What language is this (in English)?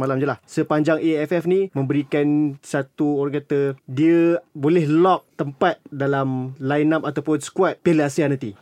Malay